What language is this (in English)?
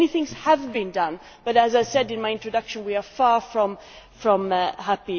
English